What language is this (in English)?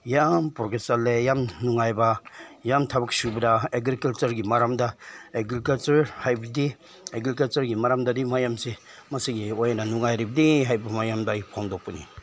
Manipuri